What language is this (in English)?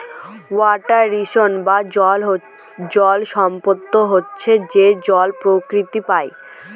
Bangla